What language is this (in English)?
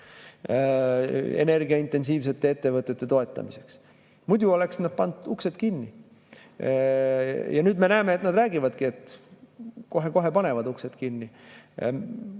Estonian